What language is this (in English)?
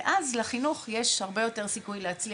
Hebrew